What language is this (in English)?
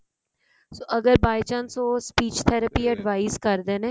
Punjabi